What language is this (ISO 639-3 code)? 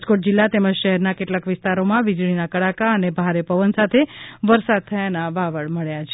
guj